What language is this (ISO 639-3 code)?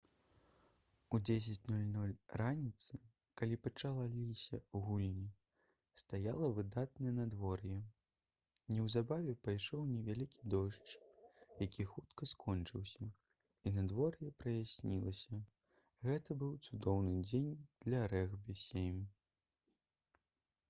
bel